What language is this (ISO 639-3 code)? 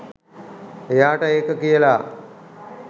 sin